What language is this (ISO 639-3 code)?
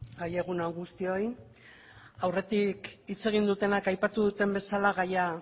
eus